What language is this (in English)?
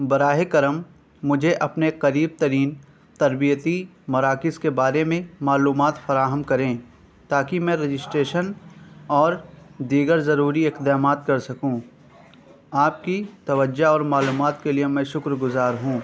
Urdu